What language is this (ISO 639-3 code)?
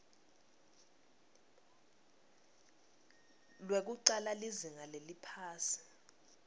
ssw